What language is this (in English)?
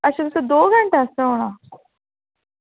Dogri